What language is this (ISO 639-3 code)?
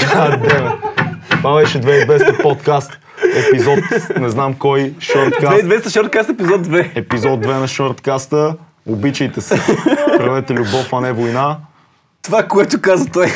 bul